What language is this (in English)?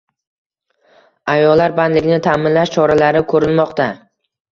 Uzbek